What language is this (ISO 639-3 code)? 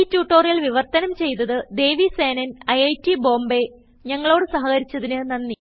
mal